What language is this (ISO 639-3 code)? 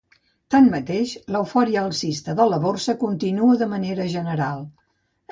cat